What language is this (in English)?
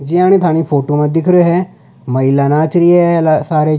Rajasthani